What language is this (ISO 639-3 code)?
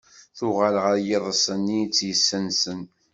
kab